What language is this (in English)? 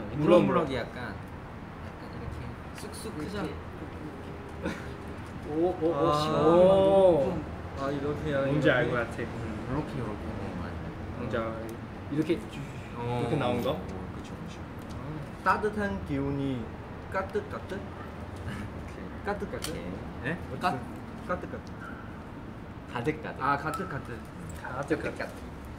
Korean